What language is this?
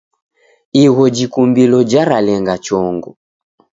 Taita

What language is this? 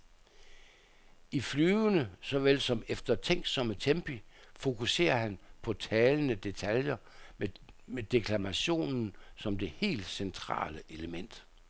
Danish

